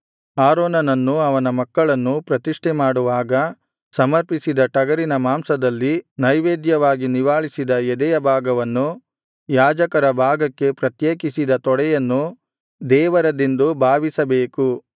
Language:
Kannada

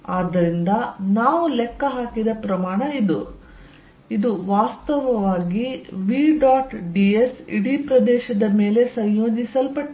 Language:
Kannada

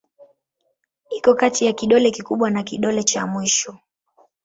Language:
Swahili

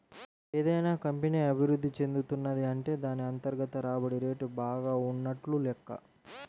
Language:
Telugu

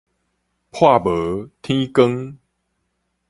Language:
Min Nan Chinese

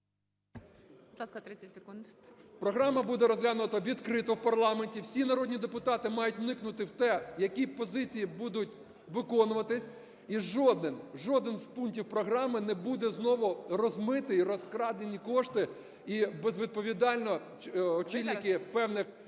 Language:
Ukrainian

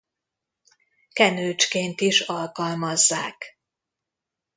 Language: Hungarian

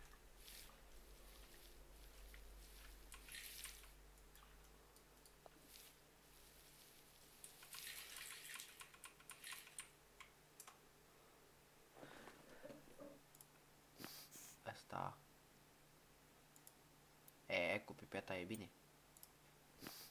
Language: Romanian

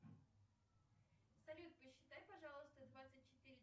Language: Russian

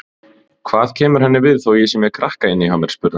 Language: Icelandic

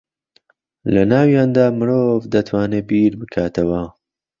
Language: Central Kurdish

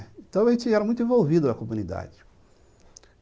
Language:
Portuguese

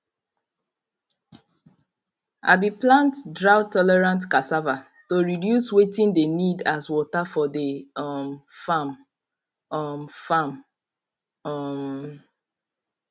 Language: Nigerian Pidgin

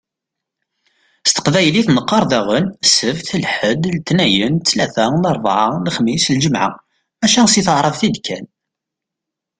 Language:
Kabyle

